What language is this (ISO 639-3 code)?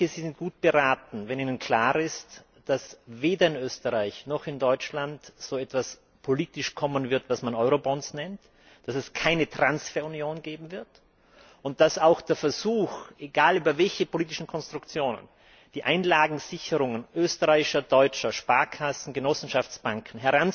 deu